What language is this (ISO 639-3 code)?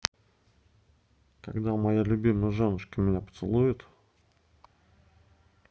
rus